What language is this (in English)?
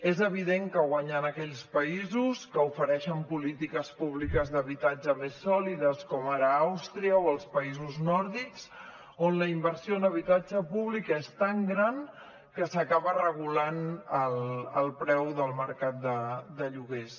Catalan